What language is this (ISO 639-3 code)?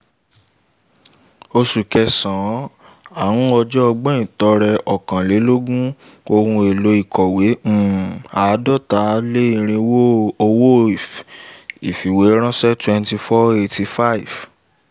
yor